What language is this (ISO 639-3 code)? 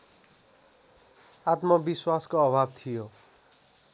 nep